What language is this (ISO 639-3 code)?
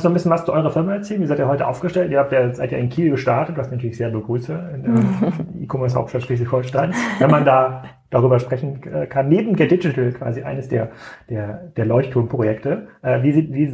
deu